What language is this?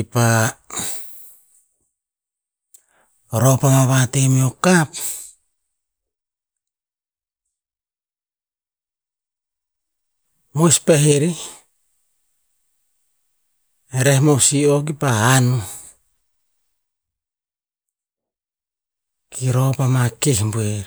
Tinputz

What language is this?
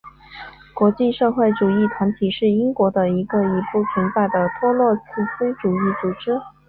Chinese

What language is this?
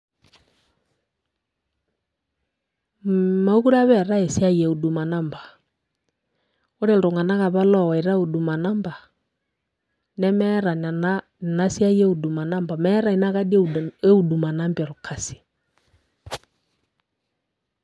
Masai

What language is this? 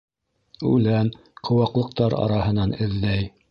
Bashkir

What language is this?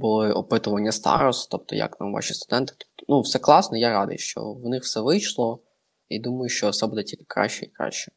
Ukrainian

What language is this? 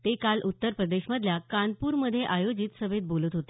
Marathi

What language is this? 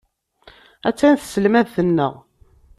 Kabyle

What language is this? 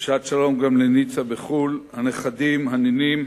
Hebrew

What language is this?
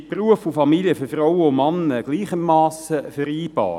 Swiss German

